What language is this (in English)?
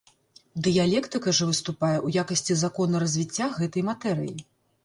Belarusian